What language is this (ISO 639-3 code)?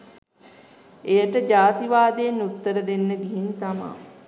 sin